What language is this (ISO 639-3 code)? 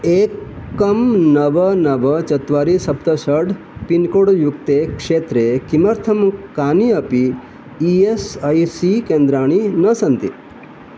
san